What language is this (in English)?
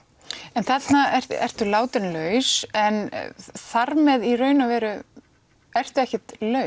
Icelandic